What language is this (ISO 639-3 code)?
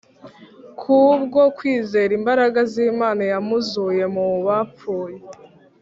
kin